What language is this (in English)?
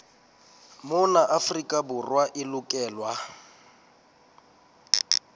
Southern Sotho